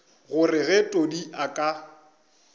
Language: Northern Sotho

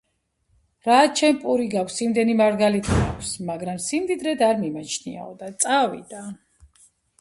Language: Georgian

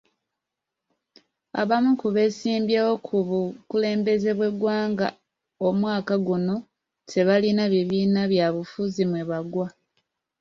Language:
Ganda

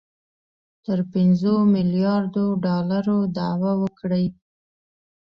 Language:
Pashto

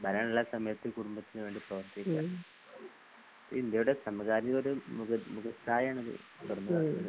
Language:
Malayalam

